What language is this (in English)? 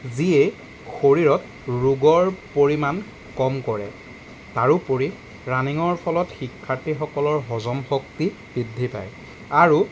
Assamese